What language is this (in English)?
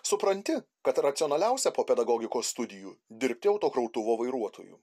Lithuanian